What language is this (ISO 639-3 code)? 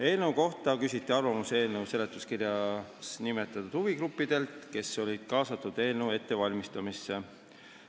est